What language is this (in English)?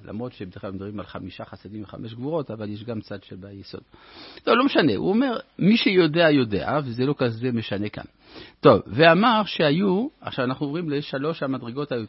Hebrew